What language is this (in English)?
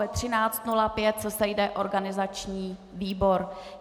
Czech